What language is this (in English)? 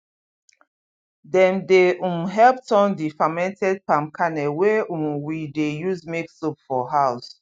Nigerian Pidgin